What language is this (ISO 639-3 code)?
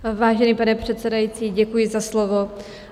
ces